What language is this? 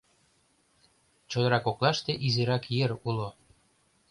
Mari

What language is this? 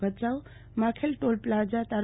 Gujarati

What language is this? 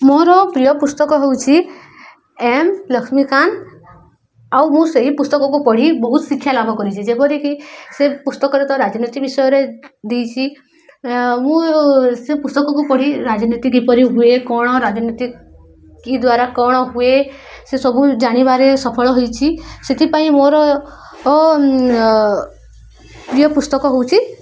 Odia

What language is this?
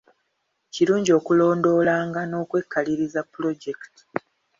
Ganda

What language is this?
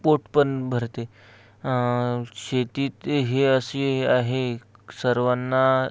Marathi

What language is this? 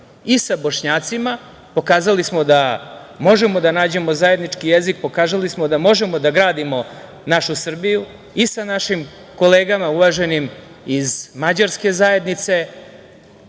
Serbian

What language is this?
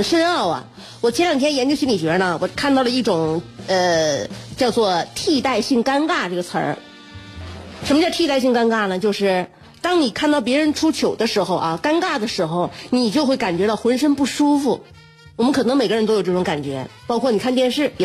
Chinese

